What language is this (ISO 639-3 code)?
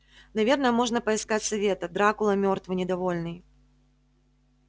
rus